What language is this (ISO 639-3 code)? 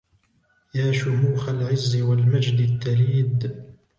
ara